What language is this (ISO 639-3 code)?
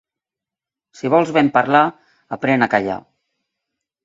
cat